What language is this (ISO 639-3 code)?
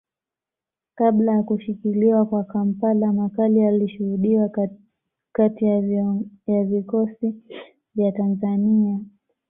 swa